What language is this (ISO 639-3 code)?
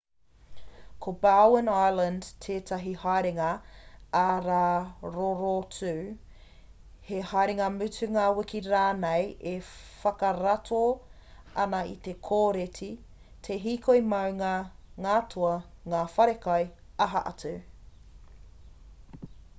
mri